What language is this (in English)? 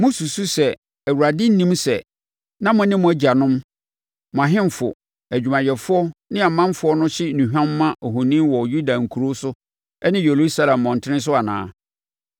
Akan